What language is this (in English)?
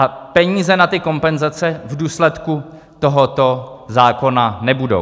Czech